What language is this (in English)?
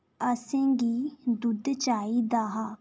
Dogri